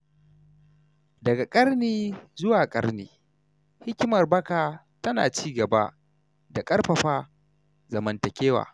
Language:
Hausa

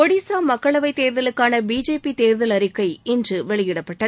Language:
Tamil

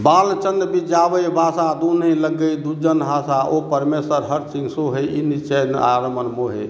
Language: Maithili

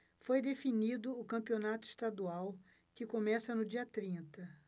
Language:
Portuguese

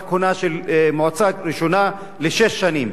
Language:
Hebrew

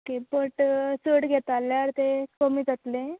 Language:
Konkani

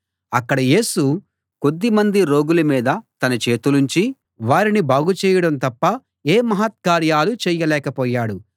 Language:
Telugu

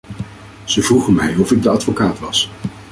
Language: Dutch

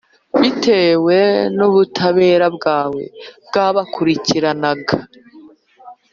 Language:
Kinyarwanda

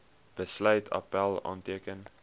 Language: Afrikaans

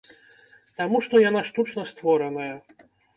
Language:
Belarusian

